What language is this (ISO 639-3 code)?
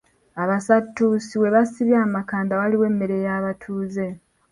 lug